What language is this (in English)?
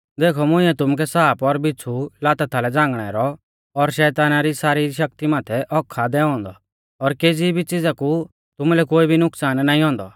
Mahasu Pahari